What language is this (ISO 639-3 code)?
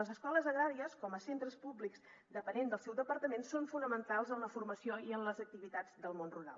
cat